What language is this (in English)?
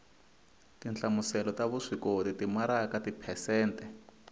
Tsonga